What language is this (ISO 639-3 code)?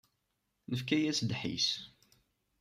kab